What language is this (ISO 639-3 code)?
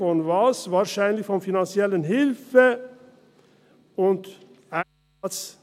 gsw